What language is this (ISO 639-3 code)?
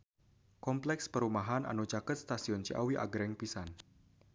sun